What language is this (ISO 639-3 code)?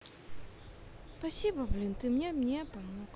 rus